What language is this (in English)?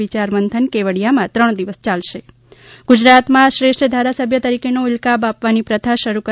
Gujarati